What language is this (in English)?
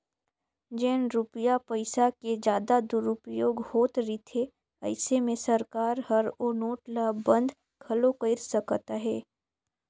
Chhattisgarhi